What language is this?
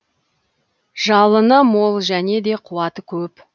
Kazakh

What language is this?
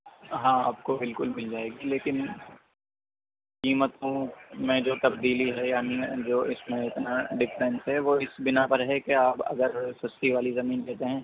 Urdu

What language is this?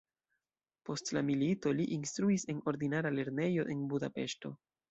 Esperanto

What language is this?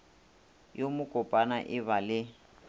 Northern Sotho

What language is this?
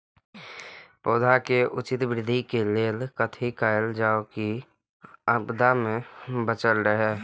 Maithili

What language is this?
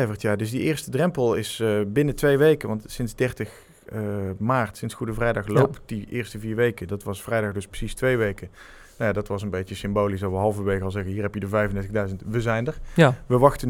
Dutch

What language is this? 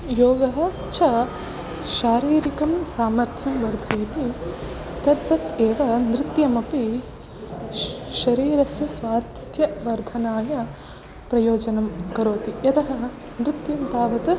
Sanskrit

